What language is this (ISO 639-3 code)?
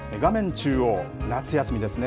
jpn